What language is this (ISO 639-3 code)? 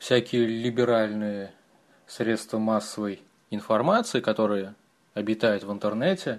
rus